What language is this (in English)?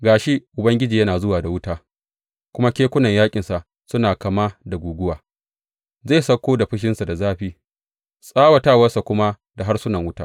Hausa